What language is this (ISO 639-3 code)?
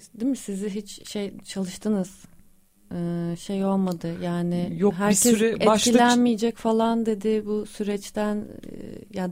tur